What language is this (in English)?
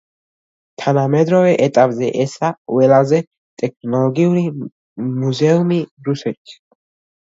Georgian